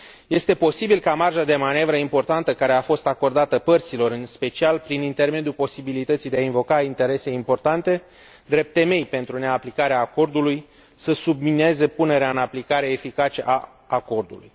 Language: Romanian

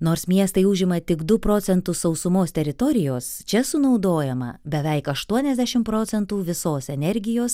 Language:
Lithuanian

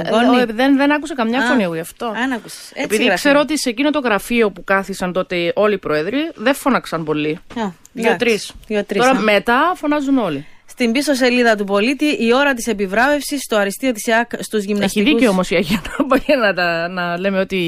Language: Greek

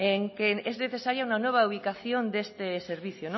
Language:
Spanish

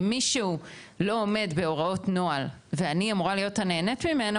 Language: Hebrew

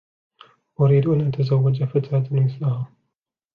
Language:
Arabic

